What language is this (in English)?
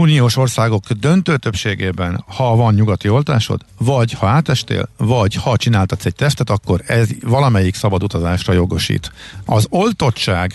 Hungarian